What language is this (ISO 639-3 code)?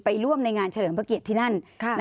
tha